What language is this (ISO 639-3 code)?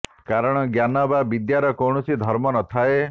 ori